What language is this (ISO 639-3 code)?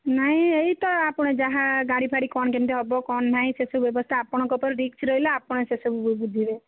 ori